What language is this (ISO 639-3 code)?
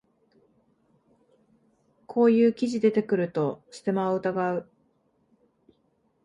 jpn